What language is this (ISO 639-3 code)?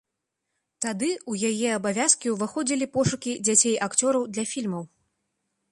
bel